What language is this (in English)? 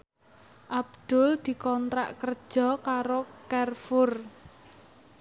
Javanese